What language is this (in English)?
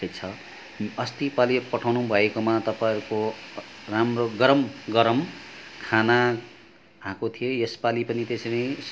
Nepali